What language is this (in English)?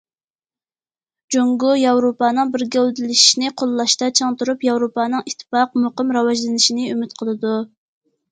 Uyghur